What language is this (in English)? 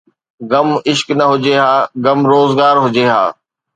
Sindhi